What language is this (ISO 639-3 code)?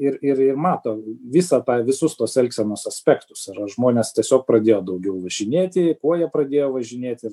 lit